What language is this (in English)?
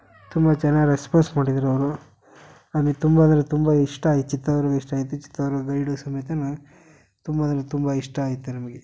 Kannada